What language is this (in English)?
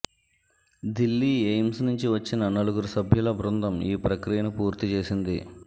Telugu